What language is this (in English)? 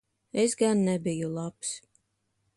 Latvian